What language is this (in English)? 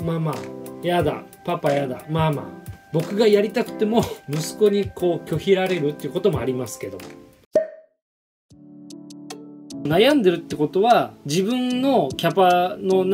Japanese